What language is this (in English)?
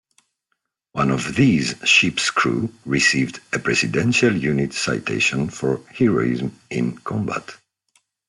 English